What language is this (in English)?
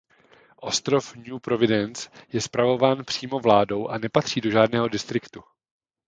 Czech